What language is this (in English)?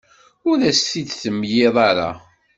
Kabyle